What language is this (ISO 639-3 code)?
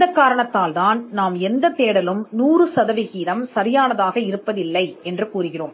tam